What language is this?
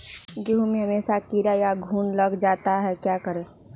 Magahi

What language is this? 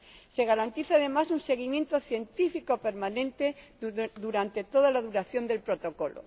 Spanish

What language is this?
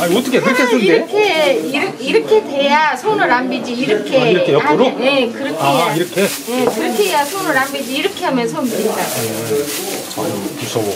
Korean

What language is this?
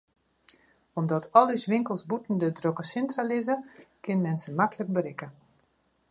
Western Frisian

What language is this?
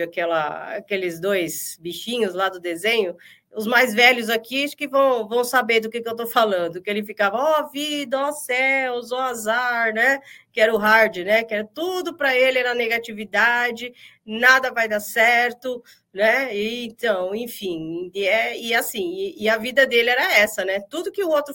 Portuguese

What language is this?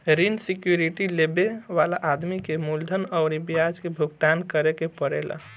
Bhojpuri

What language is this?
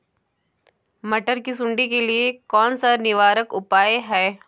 Hindi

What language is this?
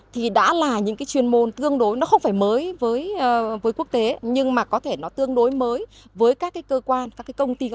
Vietnamese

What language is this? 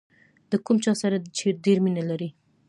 Pashto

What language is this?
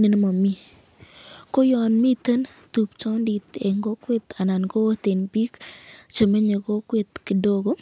Kalenjin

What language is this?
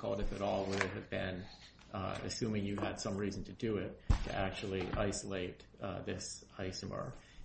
English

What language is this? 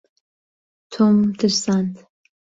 Central Kurdish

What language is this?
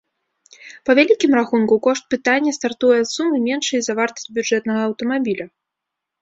Belarusian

